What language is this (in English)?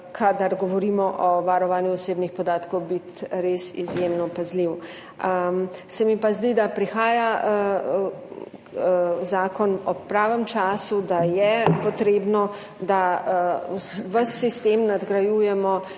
Slovenian